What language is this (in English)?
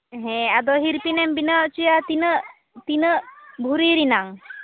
Santali